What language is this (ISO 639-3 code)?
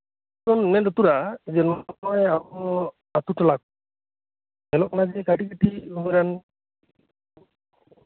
sat